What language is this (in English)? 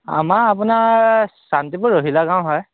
Assamese